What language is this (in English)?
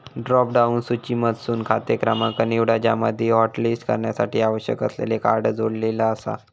Marathi